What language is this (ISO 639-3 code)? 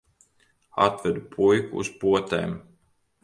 lav